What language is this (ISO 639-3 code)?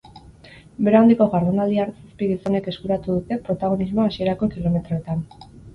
eus